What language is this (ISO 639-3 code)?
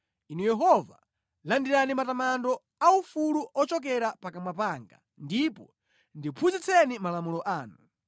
nya